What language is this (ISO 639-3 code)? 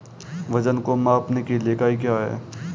hin